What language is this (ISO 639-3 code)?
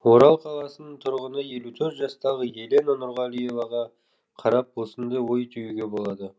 kaz